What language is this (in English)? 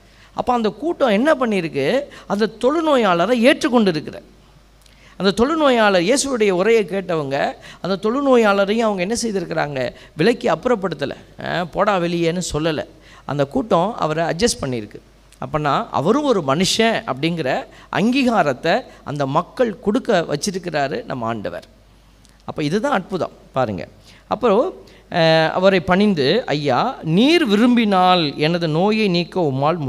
Tamil